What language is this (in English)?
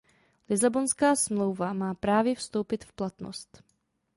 Czech